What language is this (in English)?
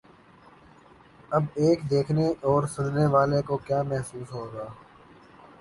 Urdu